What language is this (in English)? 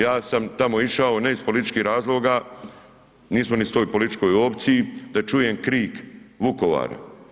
Croatian